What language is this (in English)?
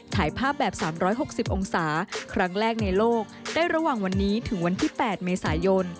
Thai